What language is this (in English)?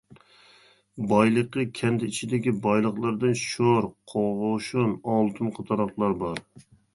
Uyghur